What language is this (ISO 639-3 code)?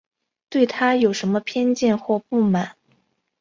zho